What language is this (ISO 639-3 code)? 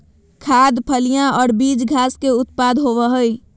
mag